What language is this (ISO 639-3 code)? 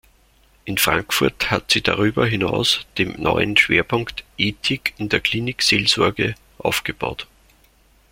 deu